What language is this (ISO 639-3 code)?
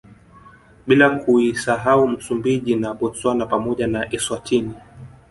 swa